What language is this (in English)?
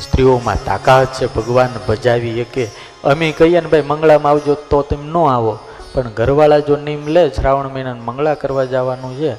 Gujarati